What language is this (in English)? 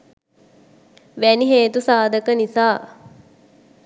Sinhala